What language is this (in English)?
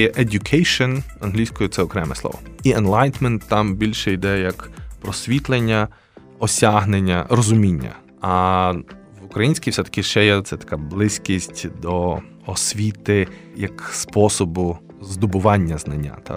Ukrainian